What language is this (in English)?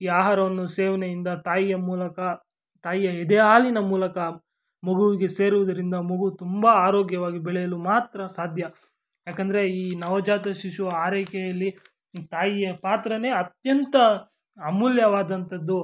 Kannada